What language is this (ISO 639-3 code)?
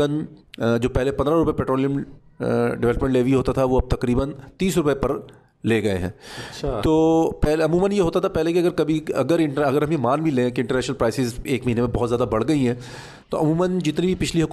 urd